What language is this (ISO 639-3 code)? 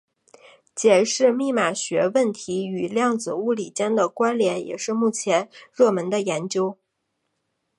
zho